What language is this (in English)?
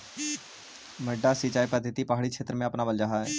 Magahi